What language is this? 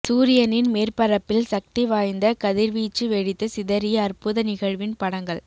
Tamil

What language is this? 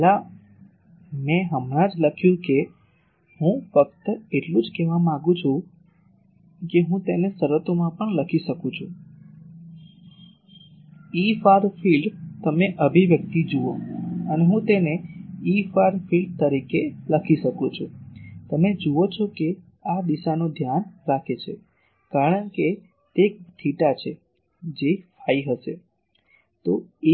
Gujarati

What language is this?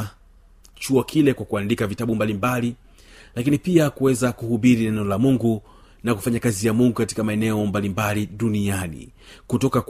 Swahili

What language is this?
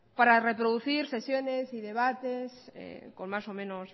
Spanish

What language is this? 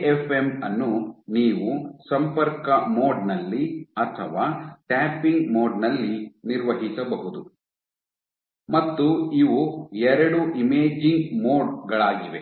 Kannada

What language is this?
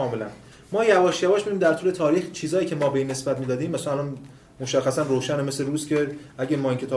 Persian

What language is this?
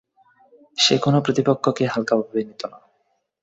Bangla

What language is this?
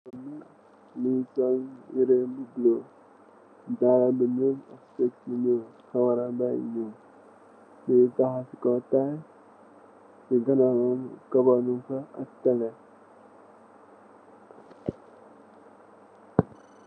Wolof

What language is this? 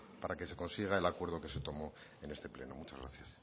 Spanish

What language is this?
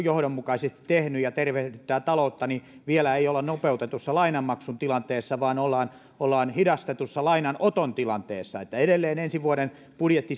Finnish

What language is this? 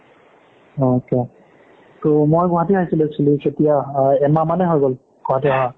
Assamese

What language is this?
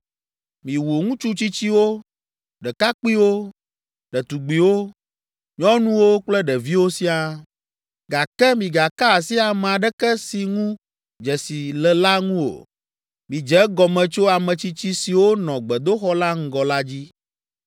Ewe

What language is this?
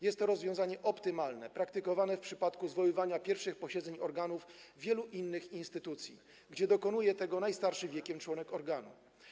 Polish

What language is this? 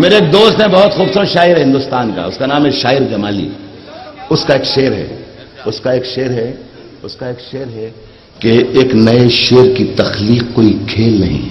Hindi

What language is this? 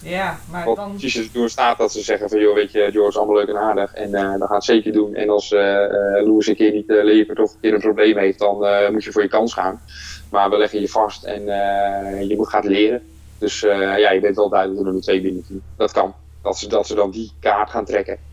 Dutch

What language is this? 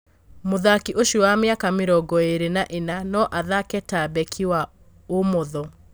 Kikuyu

